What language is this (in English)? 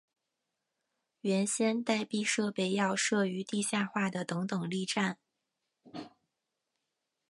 Chinese